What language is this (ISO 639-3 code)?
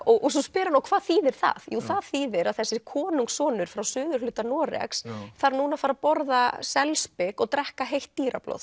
isl